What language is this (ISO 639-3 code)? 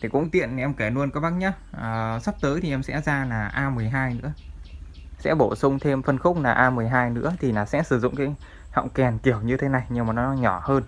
vie